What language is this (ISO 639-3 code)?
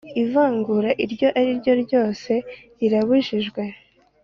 kin